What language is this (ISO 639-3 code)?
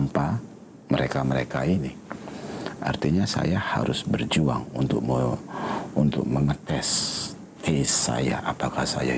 ind